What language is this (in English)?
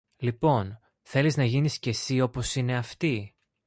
Greek